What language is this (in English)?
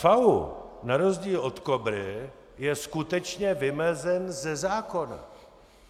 Czech